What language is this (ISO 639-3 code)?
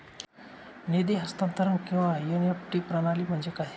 mar